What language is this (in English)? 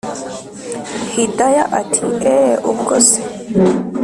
Kinyarwanda